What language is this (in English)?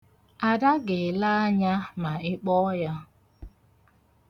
Igbo